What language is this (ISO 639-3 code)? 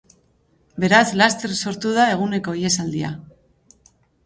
eus